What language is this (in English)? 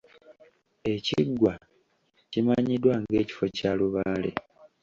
Ganda